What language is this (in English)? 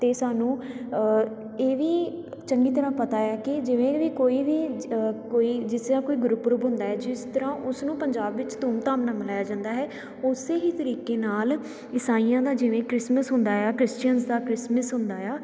Punjabi